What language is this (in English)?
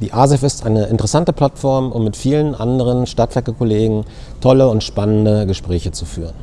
German